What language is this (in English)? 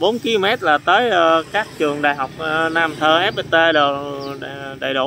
Vietnamese